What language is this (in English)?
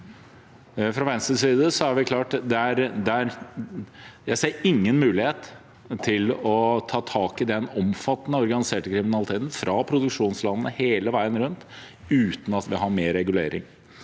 Norwegian